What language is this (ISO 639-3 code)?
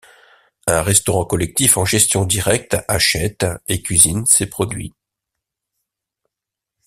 fra